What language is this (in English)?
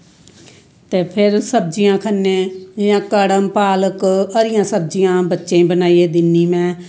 Dogri